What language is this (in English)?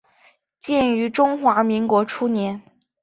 Chinese